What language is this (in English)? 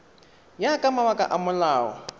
Tswana